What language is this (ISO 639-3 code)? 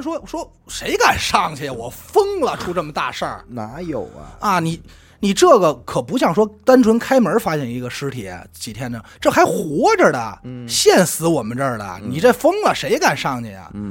zho